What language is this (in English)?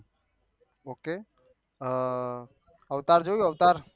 Gujarati